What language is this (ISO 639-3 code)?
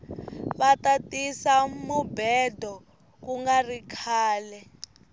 tso